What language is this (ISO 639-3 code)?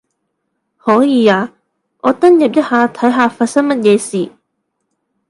yue